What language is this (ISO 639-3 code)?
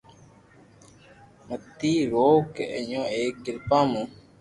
lrk